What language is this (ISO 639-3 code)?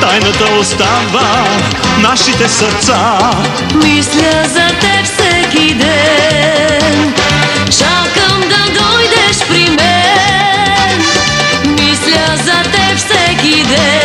ron